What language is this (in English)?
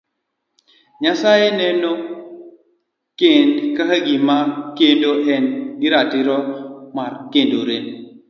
Luo (Kenya and Tanzania)